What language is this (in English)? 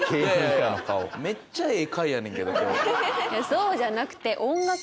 Japanese